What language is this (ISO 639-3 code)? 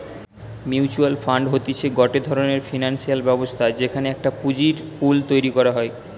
ben